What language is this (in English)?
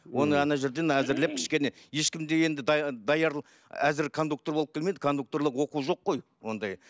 Kazakh